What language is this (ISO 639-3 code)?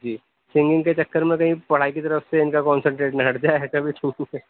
urd